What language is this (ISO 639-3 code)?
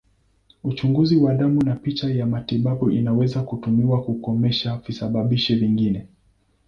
swa